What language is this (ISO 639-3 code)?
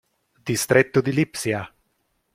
ita